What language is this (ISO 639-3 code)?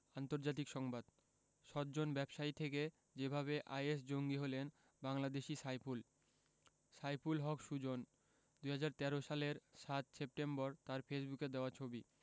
ben